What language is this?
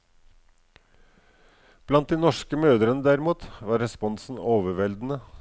Norwegian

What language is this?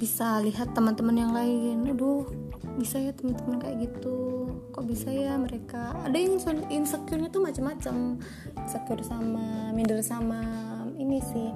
Indonesian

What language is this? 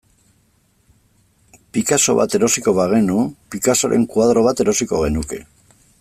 Basque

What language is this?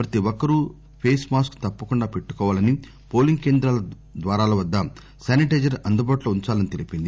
Telugu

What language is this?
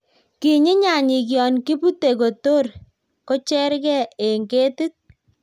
Kalenjin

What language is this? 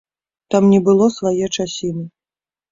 Belarusian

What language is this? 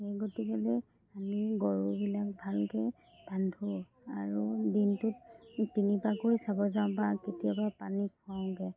Assamese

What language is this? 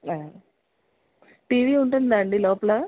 Telugu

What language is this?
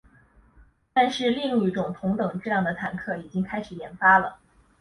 Chinese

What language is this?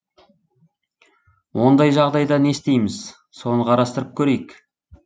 Kazakh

